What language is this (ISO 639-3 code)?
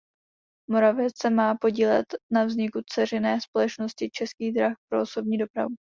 ces